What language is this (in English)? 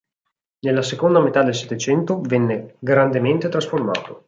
Italian